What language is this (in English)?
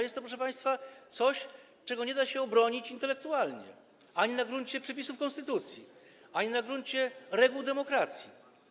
Polish